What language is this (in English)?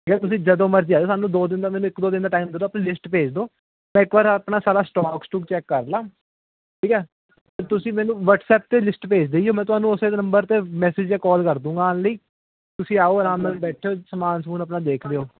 Punjabi